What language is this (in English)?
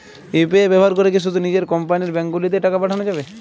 Bangla